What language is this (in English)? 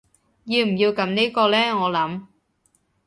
Cantonese